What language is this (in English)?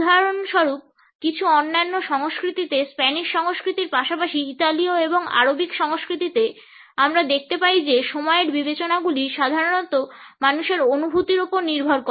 Bangla